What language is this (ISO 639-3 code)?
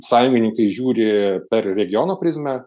lit